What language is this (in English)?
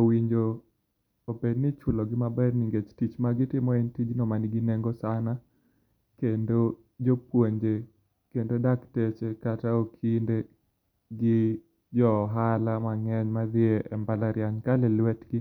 Luo (Kenya and Tanzania)